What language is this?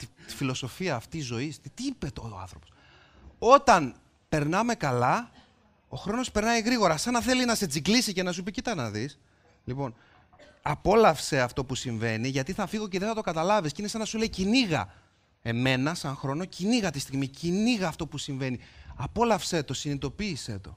Greek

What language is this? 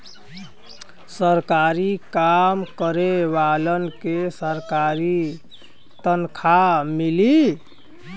Bhojpuri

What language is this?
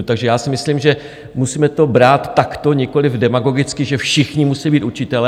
Czech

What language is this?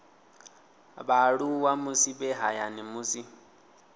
Venda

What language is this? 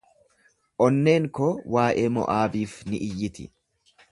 Oromo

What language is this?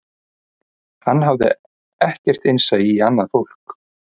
Icelandic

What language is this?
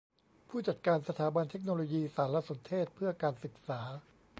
Thai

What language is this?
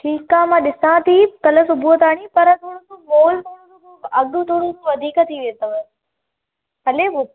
Sindhi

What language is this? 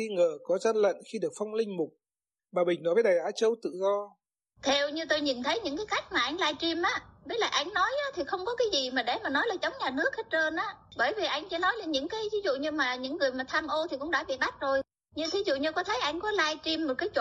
Vietnamese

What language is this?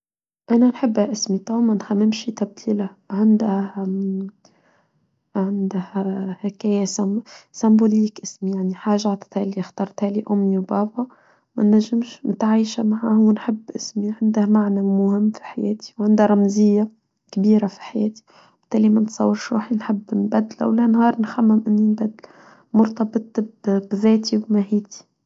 Tunisian Arabic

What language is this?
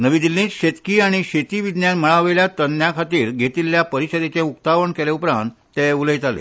Konkani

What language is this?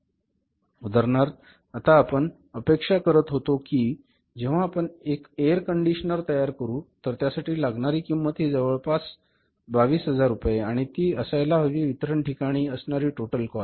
Marathi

